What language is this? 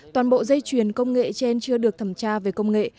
Vietnamese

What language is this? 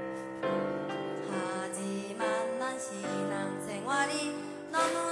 Korean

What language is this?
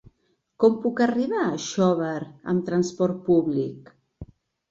Catalan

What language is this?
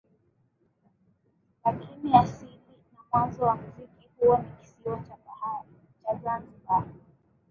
Swahili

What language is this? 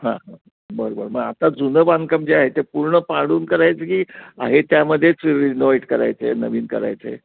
Marathi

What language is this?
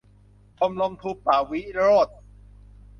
Thai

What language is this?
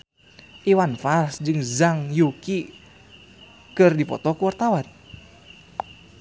Sundanese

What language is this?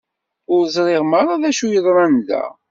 Kabyle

